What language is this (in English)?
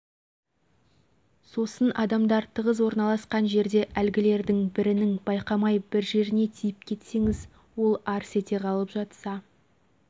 Kazakh